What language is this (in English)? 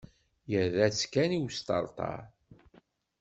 Kabyle